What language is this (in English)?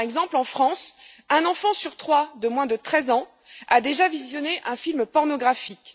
French